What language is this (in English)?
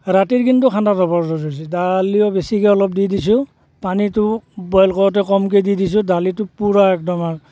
Assamese